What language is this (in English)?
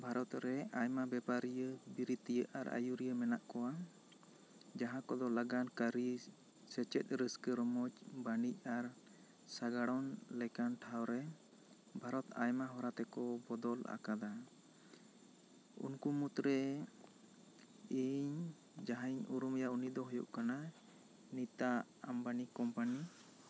Santali